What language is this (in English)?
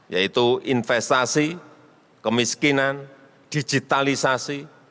Indonesian